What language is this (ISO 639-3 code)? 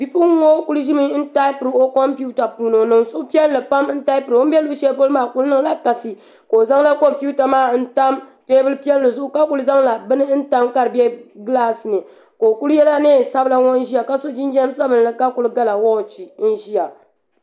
dag